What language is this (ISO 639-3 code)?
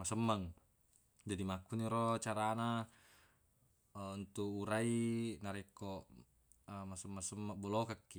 bug